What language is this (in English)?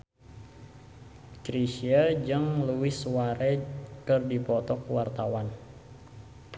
Sundanese